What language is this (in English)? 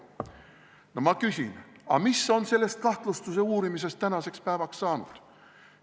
Estonian